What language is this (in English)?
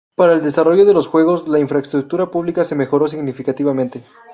Spanish